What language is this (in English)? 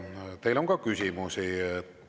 Estonian